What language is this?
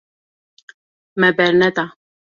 Kurdish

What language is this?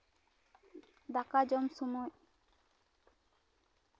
Santali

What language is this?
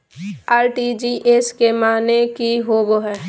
Magahi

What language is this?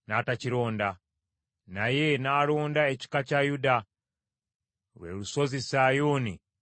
Ganda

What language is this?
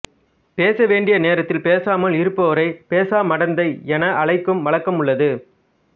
Tamil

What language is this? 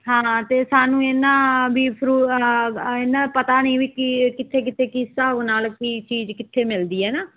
Punjabi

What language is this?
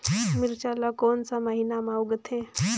Chhattisgarhi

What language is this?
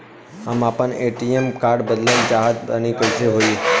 Bhojpuri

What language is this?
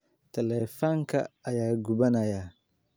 Somali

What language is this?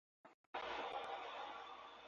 Urdu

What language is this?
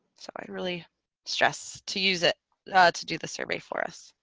English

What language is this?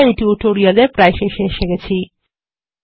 Bangla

